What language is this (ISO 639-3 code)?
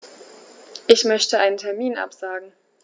deu